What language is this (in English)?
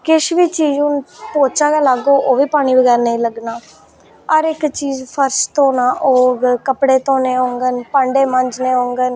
Dogri